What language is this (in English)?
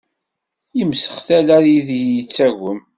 Kabyle